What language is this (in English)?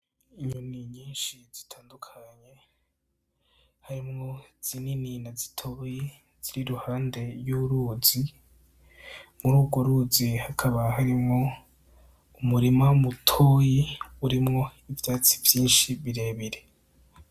Rundi